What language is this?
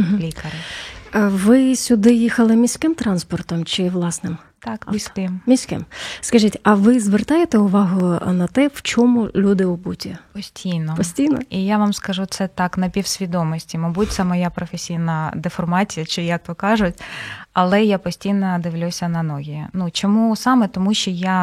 Ukrainian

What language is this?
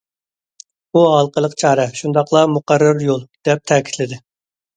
Uyghur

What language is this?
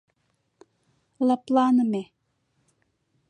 Mari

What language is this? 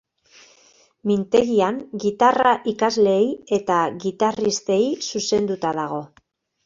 Basque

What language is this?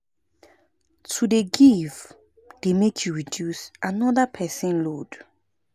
Nigerian Pidgin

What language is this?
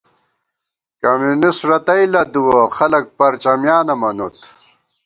Gawar-Bati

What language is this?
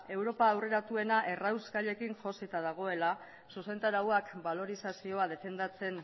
Basque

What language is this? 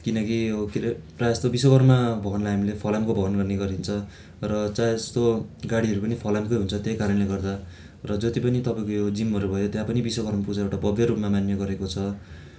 Nepali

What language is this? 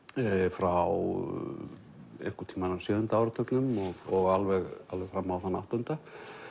Icelandic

